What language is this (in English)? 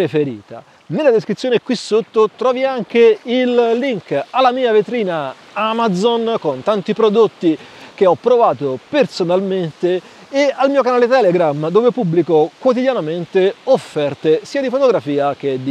Italian